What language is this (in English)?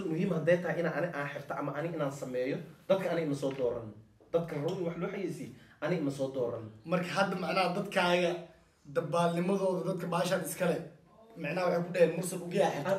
Arabic